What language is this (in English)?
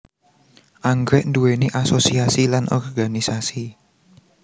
Javanese